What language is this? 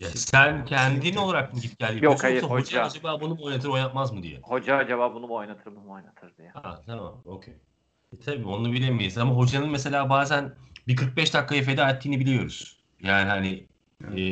Turkish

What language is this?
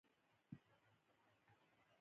Pashto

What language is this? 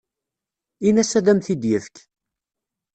Kabyle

